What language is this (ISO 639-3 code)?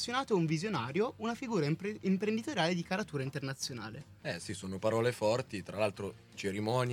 ita